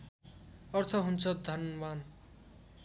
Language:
Nepali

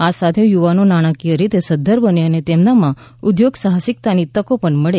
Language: Gujarati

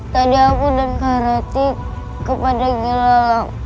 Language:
Indonesian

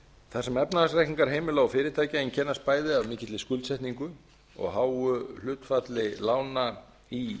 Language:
Icelandic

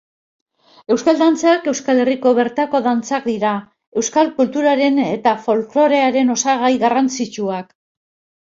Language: Basque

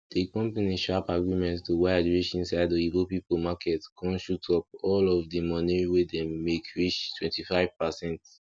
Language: Nigerian Pidgin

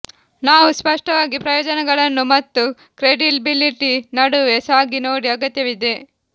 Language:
Kannada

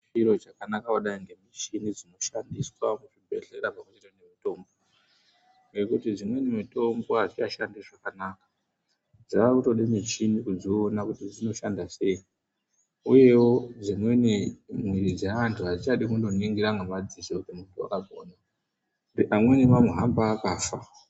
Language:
Ndau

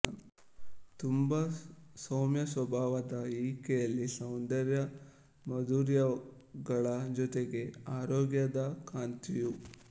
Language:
Kannada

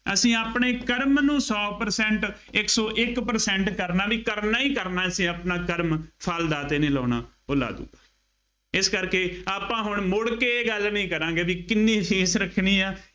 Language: Punjabi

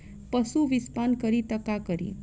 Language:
Bhojpuri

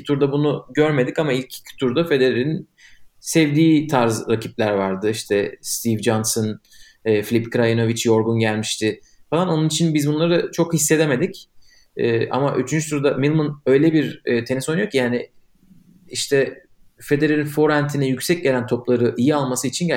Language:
Turkish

